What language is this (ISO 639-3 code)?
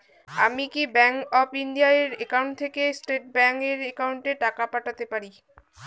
ben